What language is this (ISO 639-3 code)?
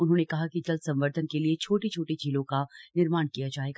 hin